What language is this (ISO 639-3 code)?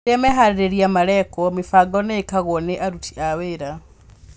kik